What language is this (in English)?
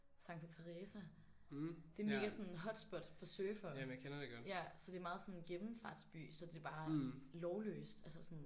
Danish